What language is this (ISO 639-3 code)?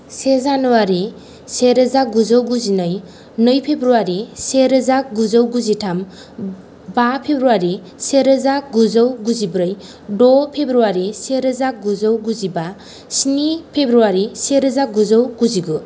brx